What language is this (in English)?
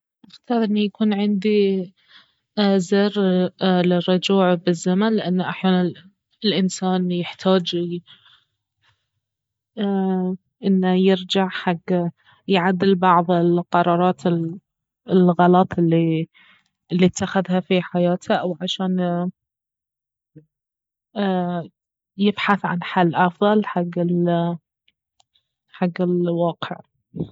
Baharna Arabic